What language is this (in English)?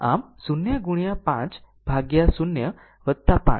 Gujarati